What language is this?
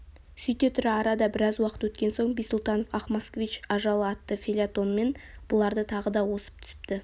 Kazakh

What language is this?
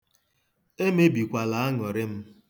Igbo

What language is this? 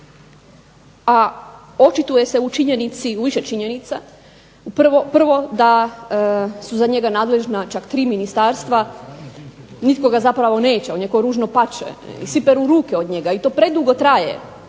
Croatian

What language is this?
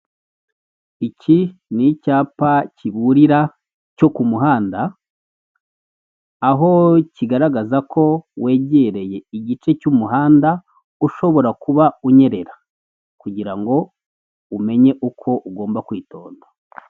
Kinyarwanda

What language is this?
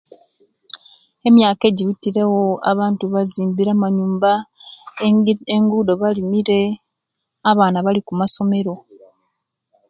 Kenyi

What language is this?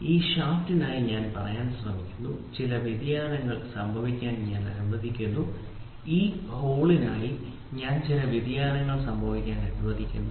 Malayalam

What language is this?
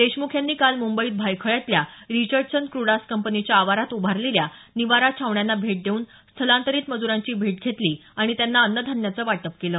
Marathi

